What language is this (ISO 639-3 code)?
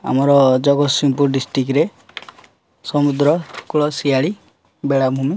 ori